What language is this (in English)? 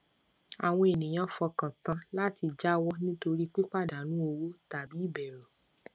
Yoruba